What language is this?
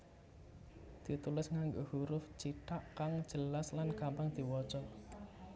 Javanese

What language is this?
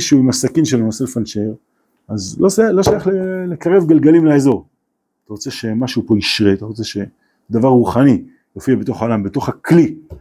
Hebrew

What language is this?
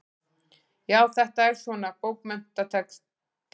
Icelandic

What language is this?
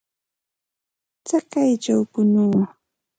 Santa Ana de Tusi Pasco Quechua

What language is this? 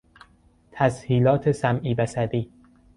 Persian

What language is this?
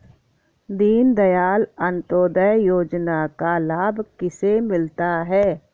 Hindi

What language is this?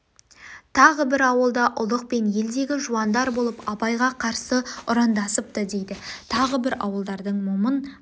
Kazakh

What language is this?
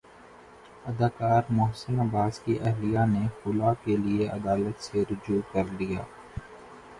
Urdu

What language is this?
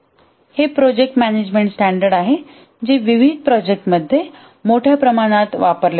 Marathi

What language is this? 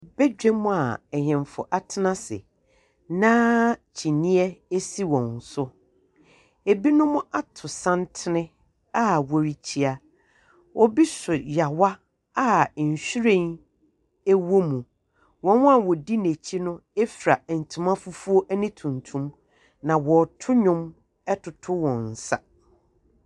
Akan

